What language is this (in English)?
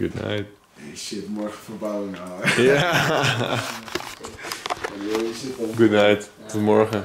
Dutch